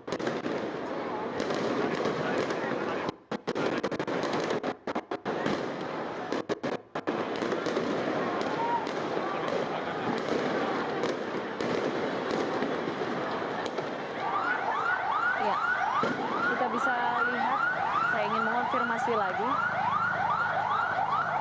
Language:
Indonesian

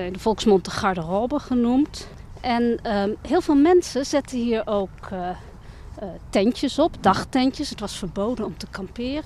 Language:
Dutch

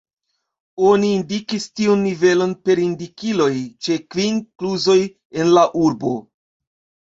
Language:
Esperanto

